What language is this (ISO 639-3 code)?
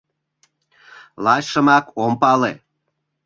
chm